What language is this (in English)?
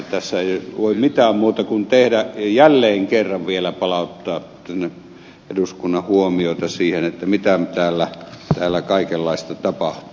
Finnish